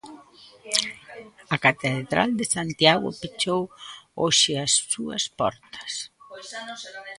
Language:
Galician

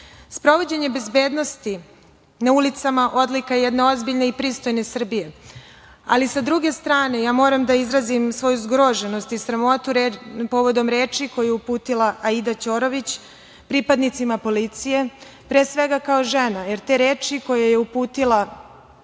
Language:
Serbian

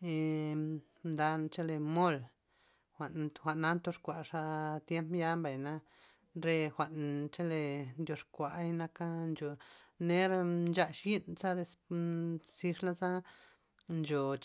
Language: Loxicha Zapotec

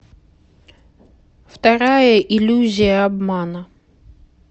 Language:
Russian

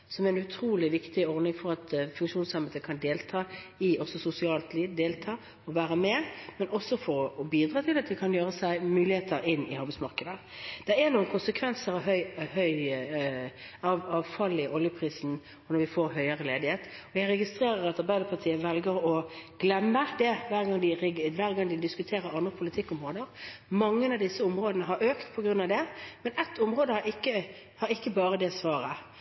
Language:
Norwegian Bokmål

